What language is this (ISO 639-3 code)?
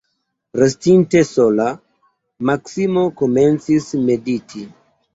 epo